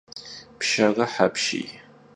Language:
Kabardian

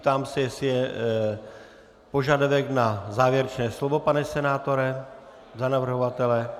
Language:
Czech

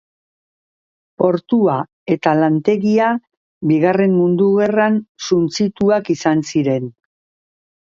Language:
Basque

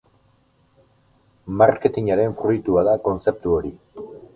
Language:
Basque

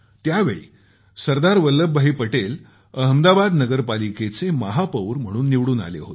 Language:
Marathi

